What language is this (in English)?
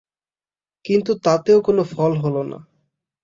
Bangla